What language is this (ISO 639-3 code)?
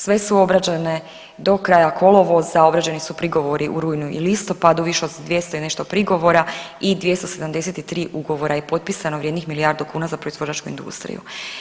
hrv